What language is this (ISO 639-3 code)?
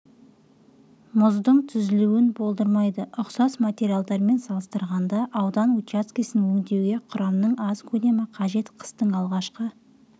kaz